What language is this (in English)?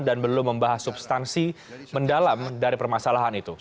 Indonesian